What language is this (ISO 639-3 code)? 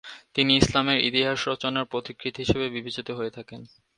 ben